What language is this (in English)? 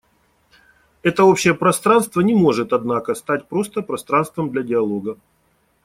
Russian